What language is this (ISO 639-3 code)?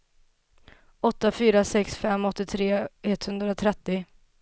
swe